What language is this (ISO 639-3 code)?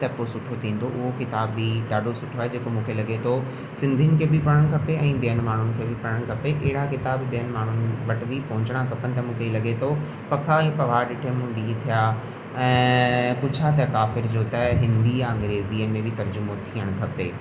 snd